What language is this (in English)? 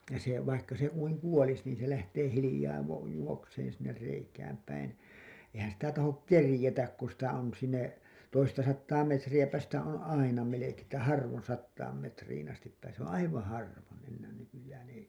Finnish